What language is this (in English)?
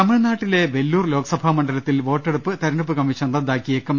Malayalam